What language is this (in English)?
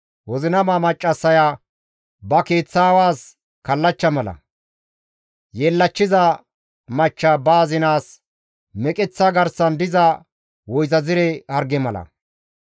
Gamo